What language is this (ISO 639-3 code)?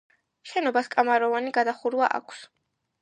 kat